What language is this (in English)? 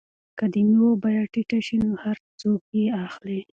Pashto